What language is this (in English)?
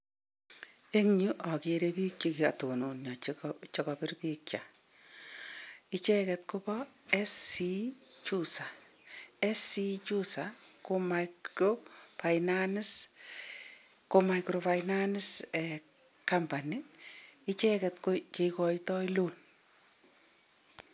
Kalenjin